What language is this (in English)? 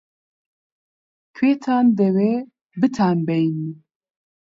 Central Kurdish